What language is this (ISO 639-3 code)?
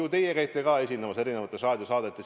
est